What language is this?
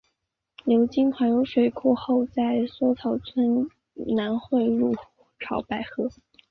Chinese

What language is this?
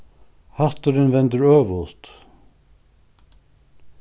Faroese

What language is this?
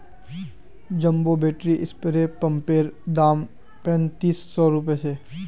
Magahi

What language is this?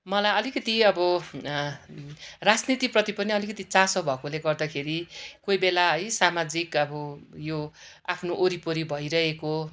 Nepali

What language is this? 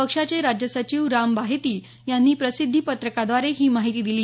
Marathi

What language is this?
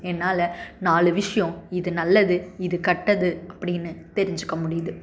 Tamil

